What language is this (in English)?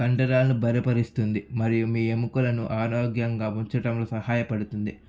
Telugu